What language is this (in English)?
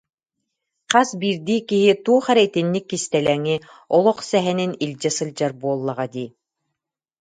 Yakut